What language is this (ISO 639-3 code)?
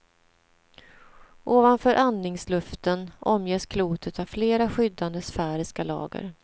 swe